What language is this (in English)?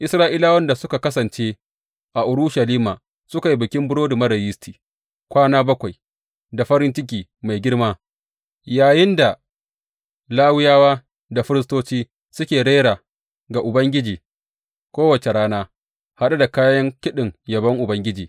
Hausa